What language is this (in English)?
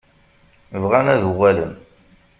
Kabyle